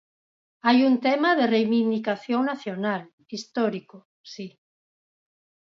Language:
Galician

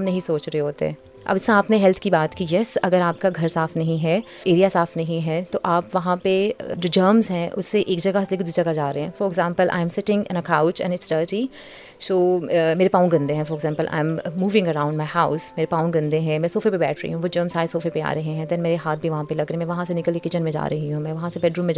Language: Urdu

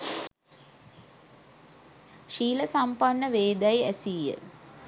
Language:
Sinhala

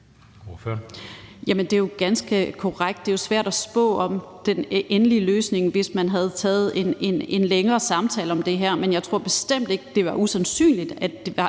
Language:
Danish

